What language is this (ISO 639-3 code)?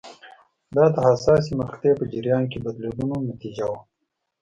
pus